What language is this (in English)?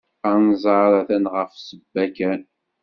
Kabyle